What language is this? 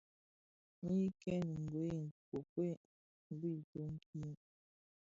Bafia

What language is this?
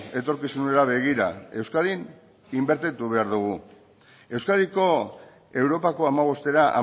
Basque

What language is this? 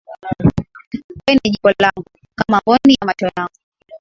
Swahili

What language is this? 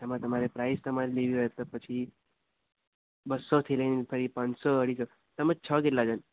Gujarati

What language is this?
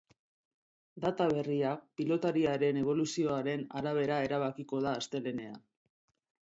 Basque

